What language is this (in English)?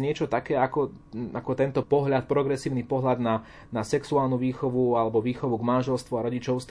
Slovak